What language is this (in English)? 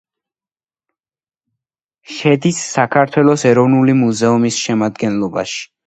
Georgian